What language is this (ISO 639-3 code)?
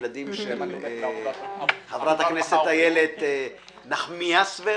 heb